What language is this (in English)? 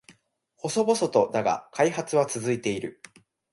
Japanese